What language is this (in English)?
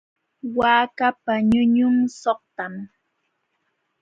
Jauja Wanca Quechua